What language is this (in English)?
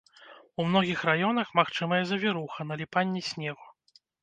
Belarusian